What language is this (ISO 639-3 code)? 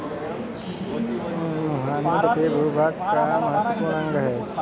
hin